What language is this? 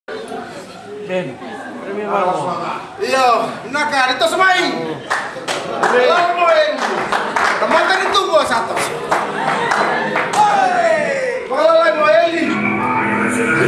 Ukrainian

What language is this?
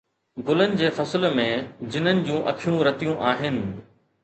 Sindhi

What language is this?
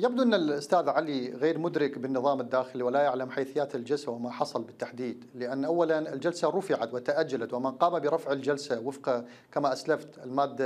Arabic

